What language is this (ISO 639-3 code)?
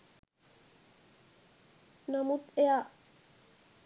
sin